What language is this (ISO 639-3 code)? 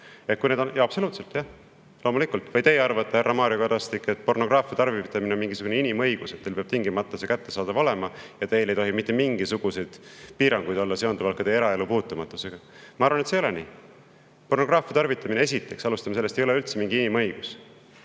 est